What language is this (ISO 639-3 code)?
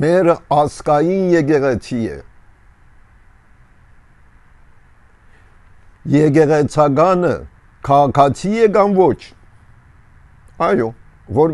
tur